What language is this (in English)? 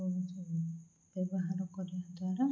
Odia